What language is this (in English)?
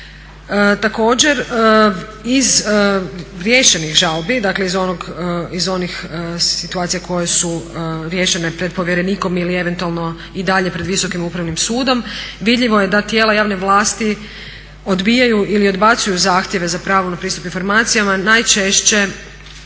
Croatian